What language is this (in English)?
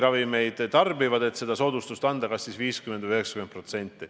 Estonian